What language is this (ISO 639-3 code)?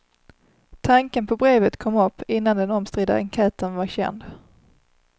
swe